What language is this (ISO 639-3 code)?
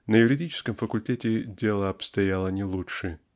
rus